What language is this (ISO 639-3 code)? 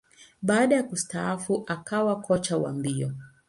swa